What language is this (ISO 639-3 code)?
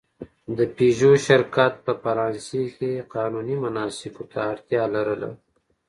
pus